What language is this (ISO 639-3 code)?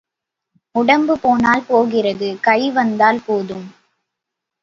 tam